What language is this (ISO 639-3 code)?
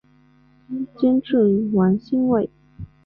zho